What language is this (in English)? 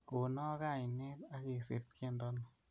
Kalenjin